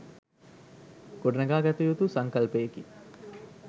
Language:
Sinhala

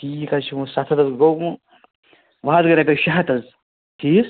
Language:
Kashmiri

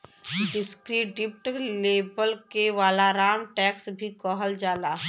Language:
Bhojpuri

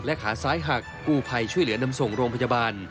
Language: Thai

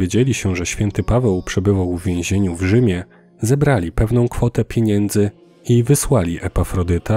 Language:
Polish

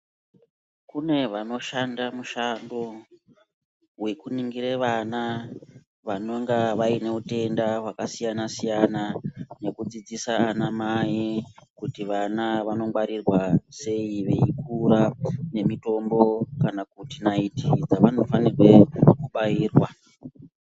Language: Ndau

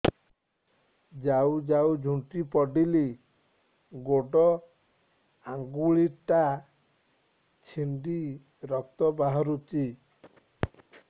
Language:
Odia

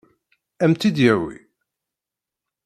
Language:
Kabyle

